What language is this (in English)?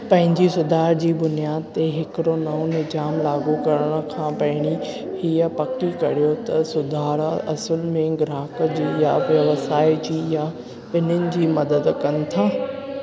Sindhi